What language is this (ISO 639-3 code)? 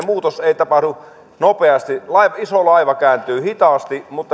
fin